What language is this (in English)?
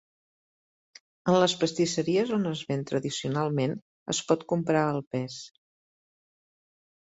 Catalan